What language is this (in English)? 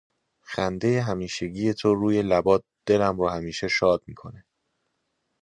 Persian